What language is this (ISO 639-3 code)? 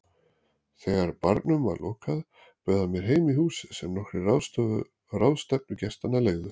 isl